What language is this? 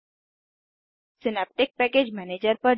Hindi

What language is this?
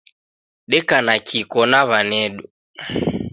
Taita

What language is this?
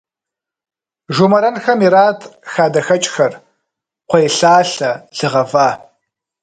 Kabardian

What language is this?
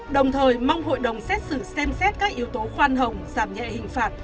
Vietnamese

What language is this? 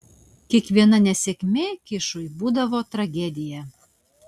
Lithuanian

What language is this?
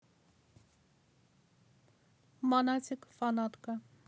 Russian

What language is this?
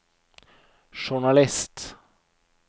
Norwegian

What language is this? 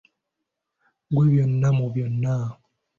Ganda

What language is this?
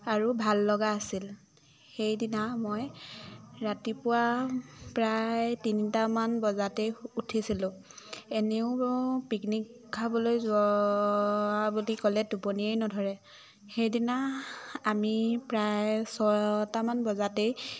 Assamese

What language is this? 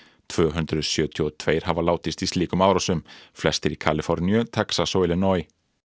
Icelandic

